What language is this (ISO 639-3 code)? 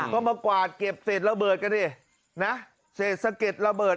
tha